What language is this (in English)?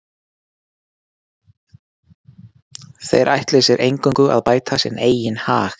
Icelandic